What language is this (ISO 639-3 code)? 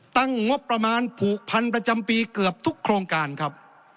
tha